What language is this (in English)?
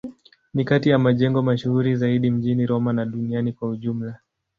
Swahili